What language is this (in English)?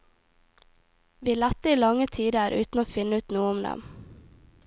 Norwegian